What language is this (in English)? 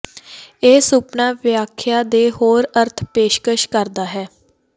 Punjabi